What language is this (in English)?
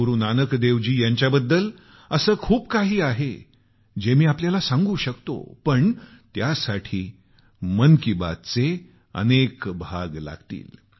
Marathi